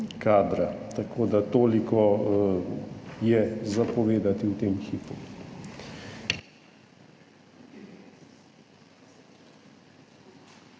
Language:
Slovenian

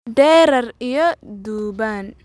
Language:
Somali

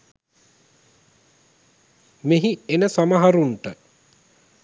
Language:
Sinhala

